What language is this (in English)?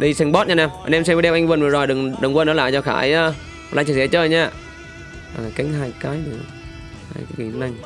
Vietnamese